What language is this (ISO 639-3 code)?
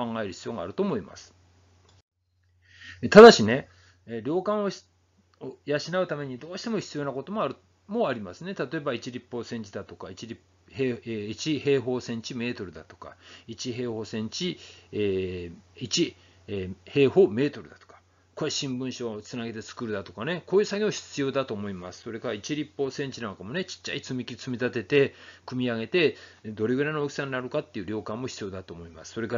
jpn